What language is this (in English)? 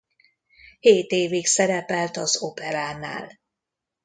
Hungarian